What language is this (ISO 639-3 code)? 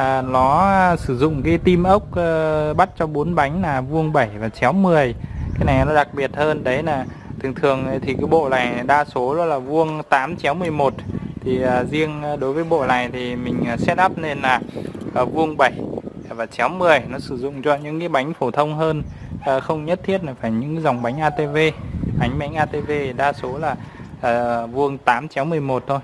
vie